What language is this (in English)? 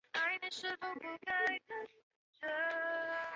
Chinese